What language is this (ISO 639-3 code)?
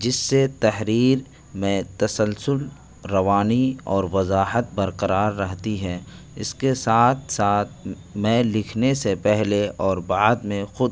urd